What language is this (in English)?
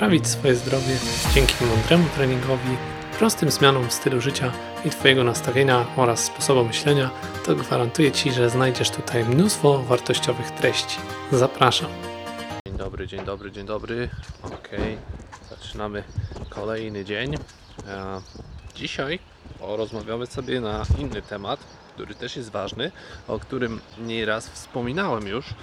Polish